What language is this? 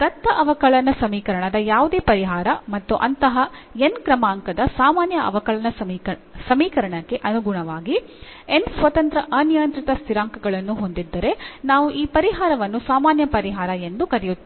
Kannada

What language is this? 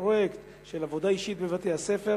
Hebrew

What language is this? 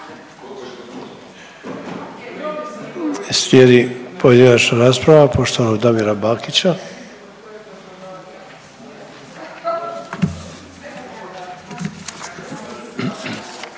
Croatian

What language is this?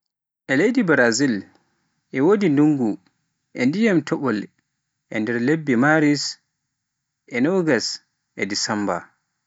Pular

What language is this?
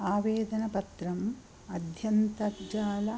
Sanskrit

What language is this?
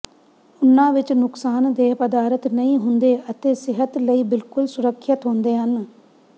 Punjabi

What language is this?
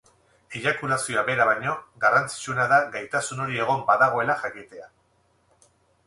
Basque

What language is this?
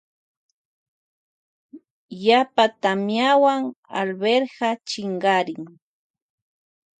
Loja Highland Quichua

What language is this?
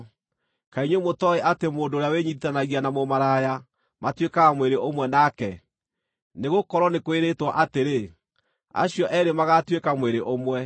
Kikuyu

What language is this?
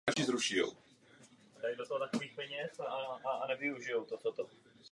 Czech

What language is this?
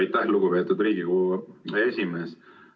Estonian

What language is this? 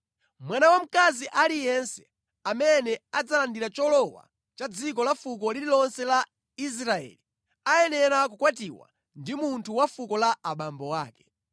Nyanja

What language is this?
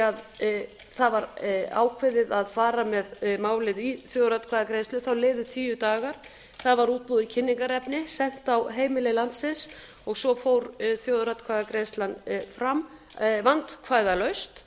Icelandic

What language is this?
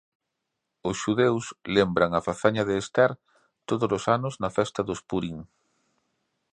Galician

